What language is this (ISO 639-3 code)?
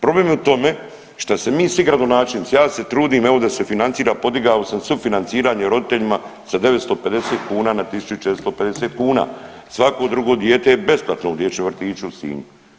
hrv